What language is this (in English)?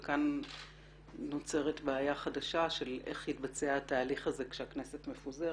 Hebrew